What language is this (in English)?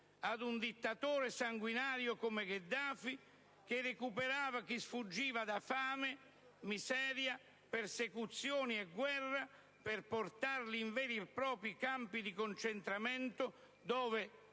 Italian